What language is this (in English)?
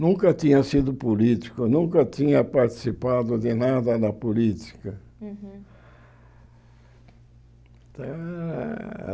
Portuguese